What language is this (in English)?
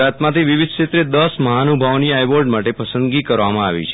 Gujarati